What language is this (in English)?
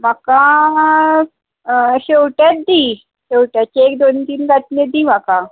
Konkani